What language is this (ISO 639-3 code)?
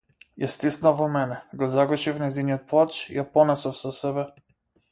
mkd